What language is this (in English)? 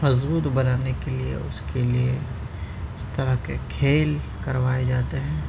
Urdu